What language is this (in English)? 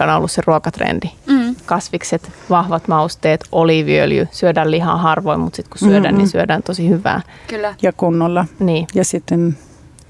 Finnish